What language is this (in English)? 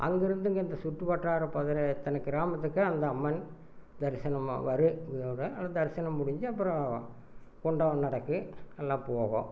Tamil